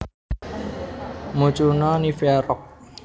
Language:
Javanese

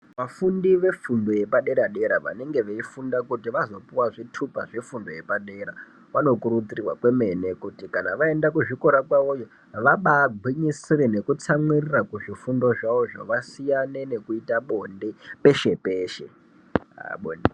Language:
Ndau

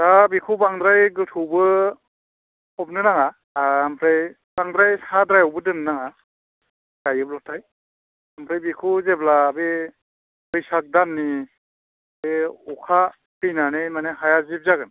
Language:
Bodo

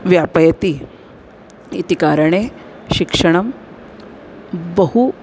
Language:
Sanskrit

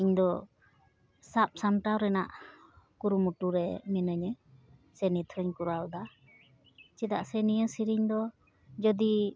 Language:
Santali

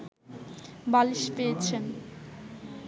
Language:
Bangla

